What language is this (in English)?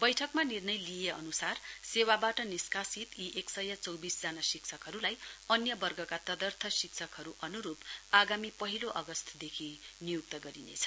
Nepali